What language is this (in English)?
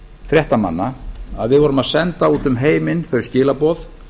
Icelandic